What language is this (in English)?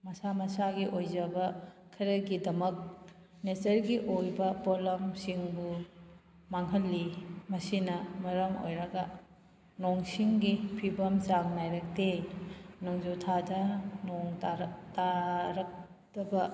Manipuri